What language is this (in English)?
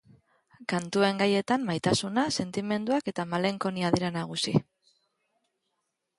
Basque